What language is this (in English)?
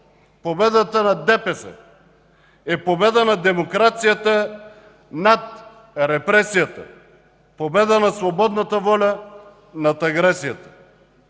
Bulgarian